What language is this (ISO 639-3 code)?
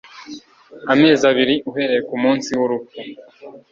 kin